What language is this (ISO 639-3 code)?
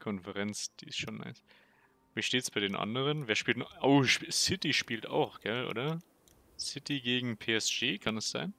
deu